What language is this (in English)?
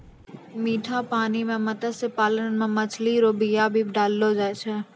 Maithili